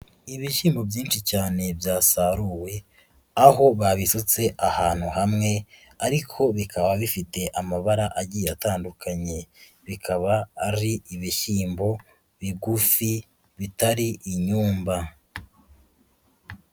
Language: Kinyarwanda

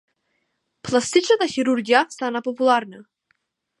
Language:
Macedonian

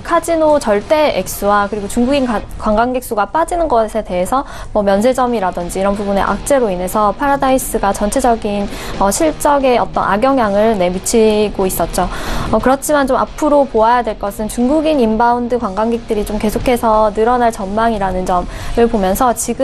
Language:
Korean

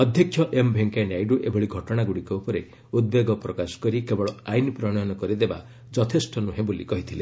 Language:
Odia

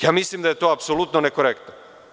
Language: Serbian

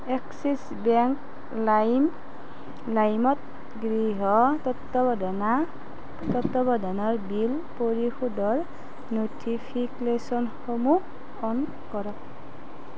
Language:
Assamese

